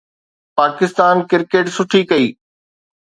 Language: Sindhi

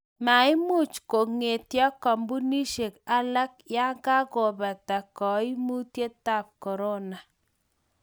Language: Kalenjin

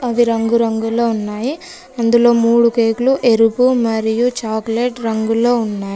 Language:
Telugu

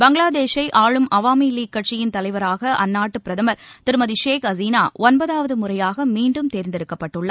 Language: Tamil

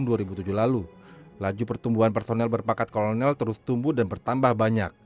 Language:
Indonesian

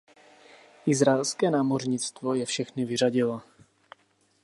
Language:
Czech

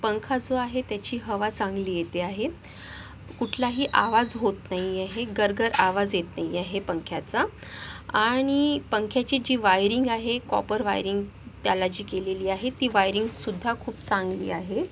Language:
Marathi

